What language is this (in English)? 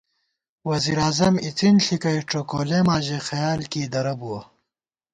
Gawar-Bati